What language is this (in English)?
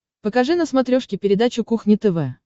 Russian